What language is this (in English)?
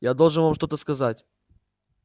Russian